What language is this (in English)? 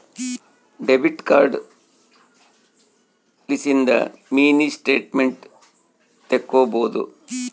Kannada